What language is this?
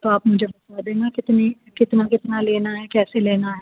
Urdu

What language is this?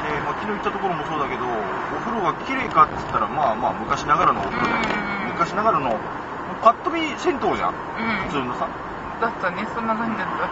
Japanese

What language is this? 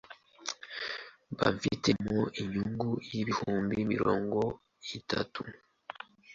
Kinyarwanda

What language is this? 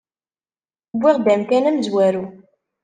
Kabyle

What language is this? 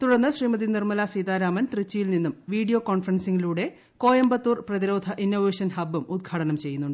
Malayalam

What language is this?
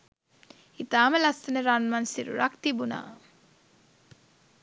Sinhala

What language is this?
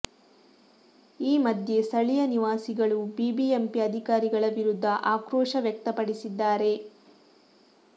Kannada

